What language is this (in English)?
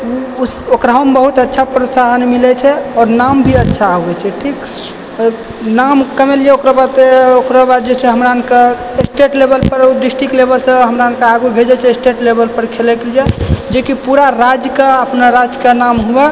Maithili